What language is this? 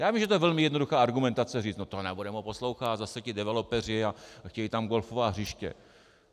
Czech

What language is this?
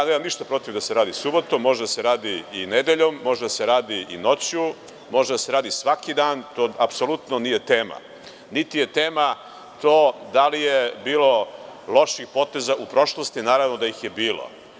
Serbian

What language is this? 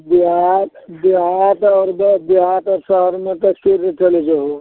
Maithili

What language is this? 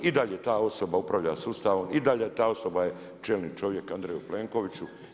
Croatian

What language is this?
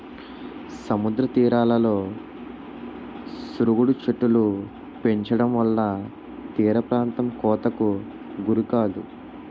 Telugu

